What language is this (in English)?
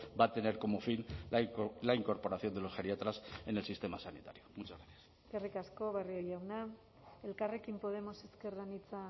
Spanish